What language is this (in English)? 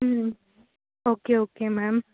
Tamil